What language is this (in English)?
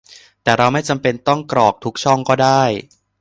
Thai